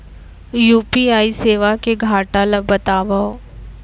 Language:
Chhattisgarhi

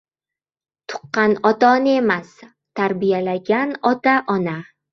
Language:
Uzbek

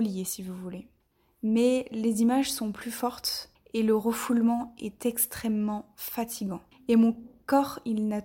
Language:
French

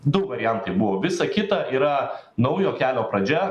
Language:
Lithuanian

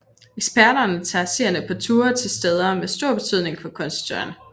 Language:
Danish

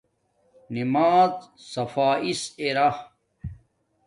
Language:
Domaaki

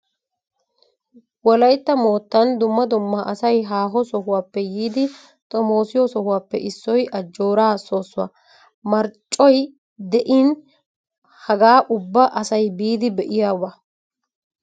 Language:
Wolaytta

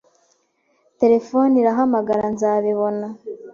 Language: Kinyarwanda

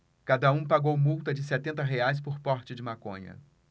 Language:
Portuguese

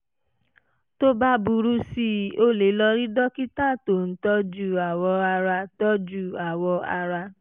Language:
Yoruba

